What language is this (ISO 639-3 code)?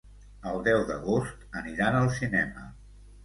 cat